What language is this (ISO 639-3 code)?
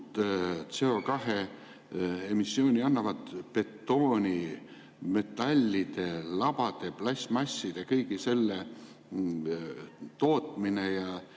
est